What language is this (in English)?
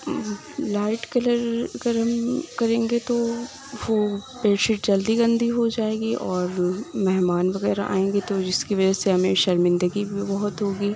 Urdu